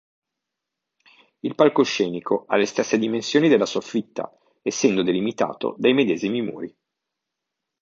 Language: Italian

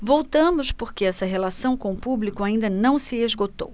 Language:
Portuguese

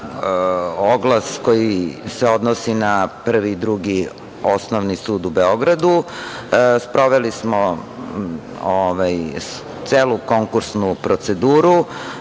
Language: Serbian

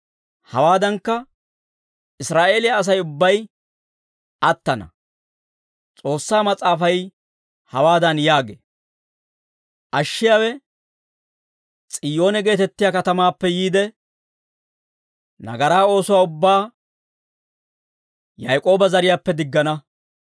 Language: Dawro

